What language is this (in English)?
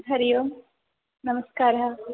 Sanskrit